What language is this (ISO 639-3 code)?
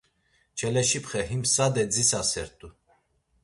lzz